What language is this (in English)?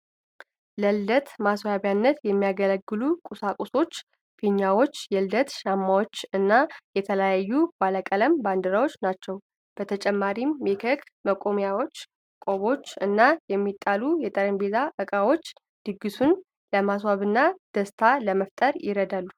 Amharic